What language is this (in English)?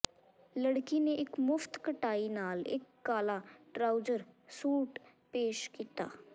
Punjabi